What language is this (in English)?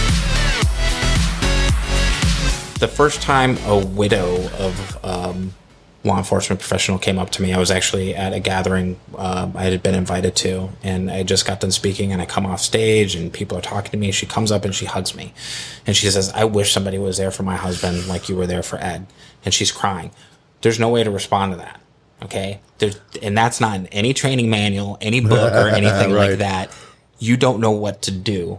English